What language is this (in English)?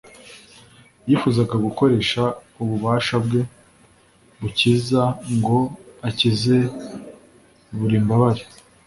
Kinyarwanda